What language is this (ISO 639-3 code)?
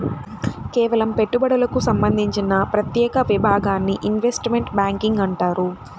tel